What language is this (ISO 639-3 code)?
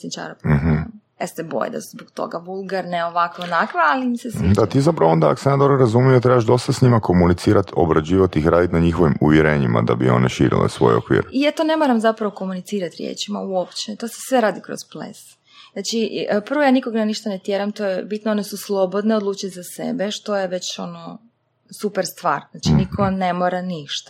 hrv